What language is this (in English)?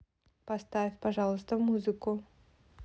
Russian